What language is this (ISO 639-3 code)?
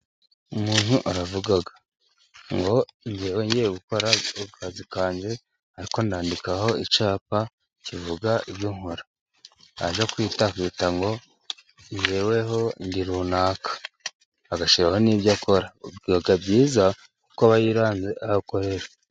kin